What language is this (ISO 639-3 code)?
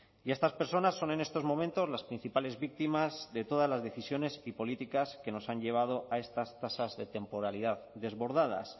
spa